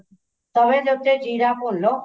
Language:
Punjabi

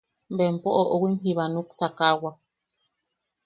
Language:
Yaqui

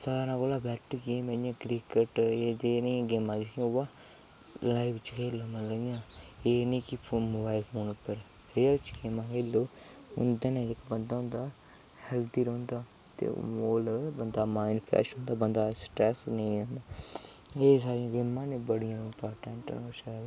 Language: Dogri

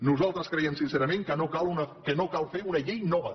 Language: Catalan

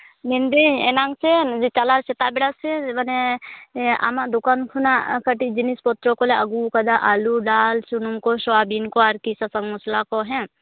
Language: Santali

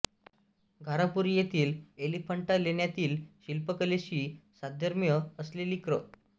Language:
Marathi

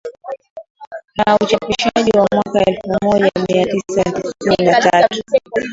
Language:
Swahili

